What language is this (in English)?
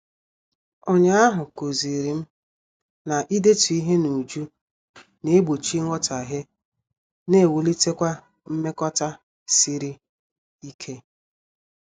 Igbo